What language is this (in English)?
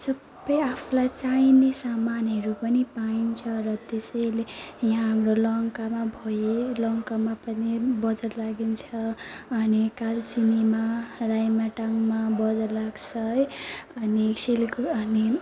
Nepali